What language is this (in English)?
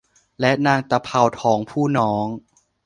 Thai